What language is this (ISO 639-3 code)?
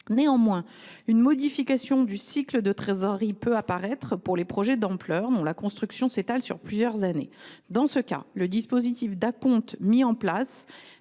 fra